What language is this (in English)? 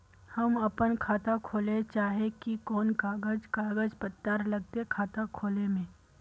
Magahi